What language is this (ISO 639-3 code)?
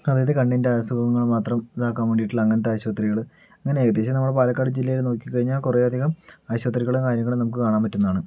mal